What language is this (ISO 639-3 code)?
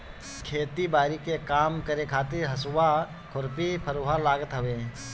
bho